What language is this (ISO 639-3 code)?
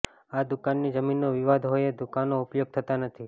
guj